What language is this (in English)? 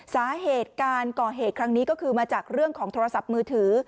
Thai